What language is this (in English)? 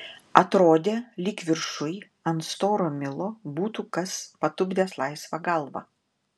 Lithuanian